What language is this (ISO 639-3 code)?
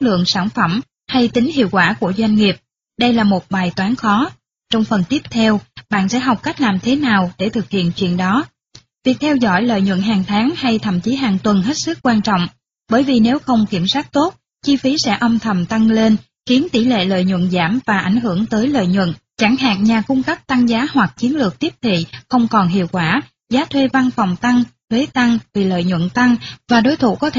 vie